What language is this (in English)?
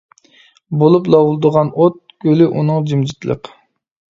Uyghur